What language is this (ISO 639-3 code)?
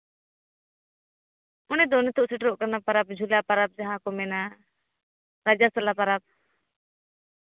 sat